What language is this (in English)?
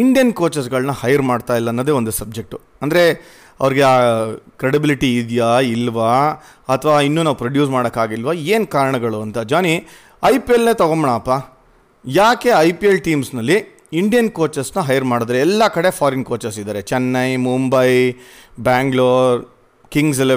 Kannada